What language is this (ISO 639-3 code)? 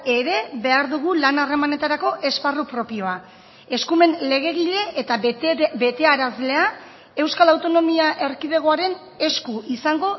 eus